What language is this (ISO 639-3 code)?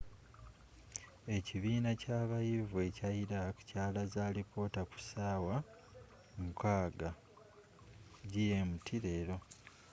lug